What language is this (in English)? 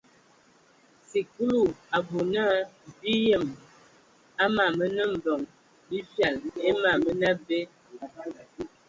Ewondo